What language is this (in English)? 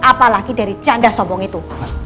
Indonesian